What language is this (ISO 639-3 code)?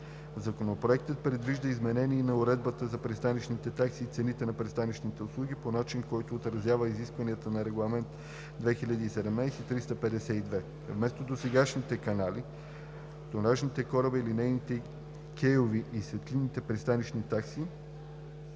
bul